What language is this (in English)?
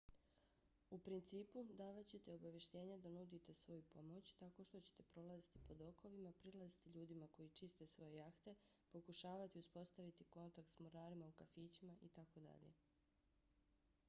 Bosnian